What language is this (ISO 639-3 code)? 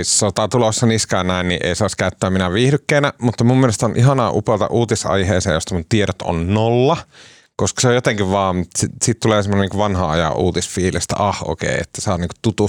fin